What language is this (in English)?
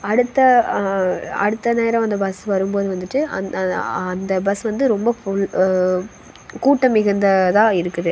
Tamil